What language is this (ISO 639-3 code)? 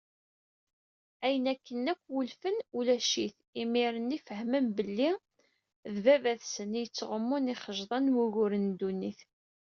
kab